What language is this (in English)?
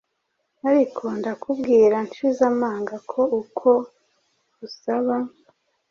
Kinyarwanda